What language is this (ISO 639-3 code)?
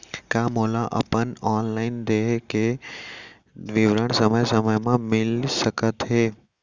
hne